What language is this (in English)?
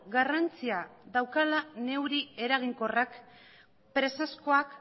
Basque